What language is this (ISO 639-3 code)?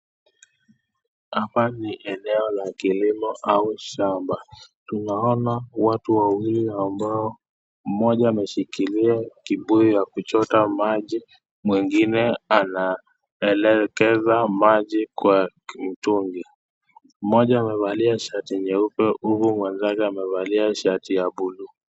swa